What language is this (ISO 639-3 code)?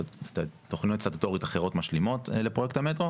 heb